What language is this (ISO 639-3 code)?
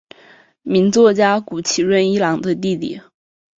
zho